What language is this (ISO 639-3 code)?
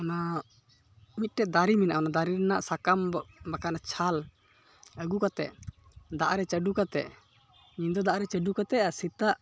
sat